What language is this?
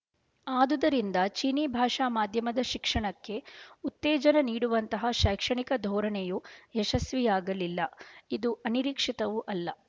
Kannada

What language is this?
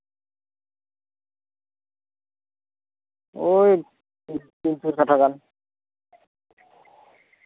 Santali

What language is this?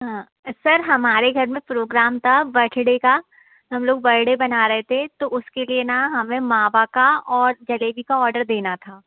Hindi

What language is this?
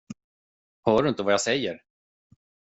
Swedish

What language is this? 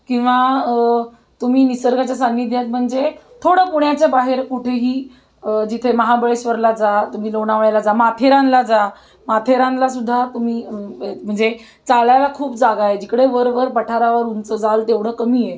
Marathi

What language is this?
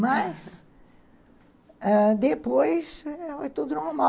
Portuguese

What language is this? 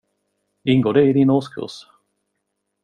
Swedish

